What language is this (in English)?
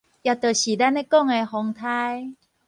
Min Nan Chinese